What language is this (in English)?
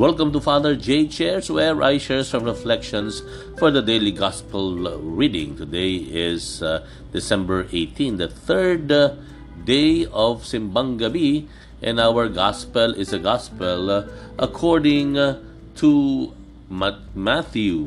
Filipino